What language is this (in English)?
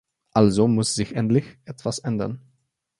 German